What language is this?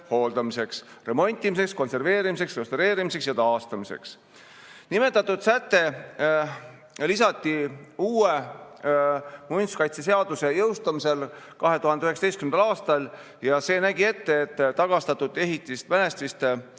Estonian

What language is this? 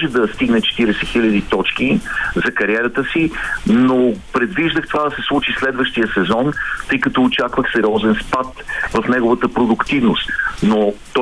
Bulgarian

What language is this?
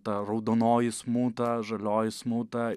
Lithuanian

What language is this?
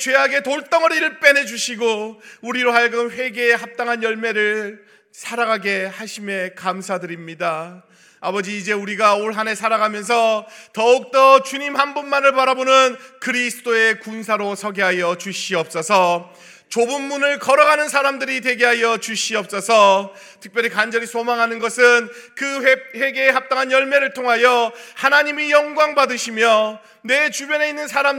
Korean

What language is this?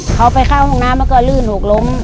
Thai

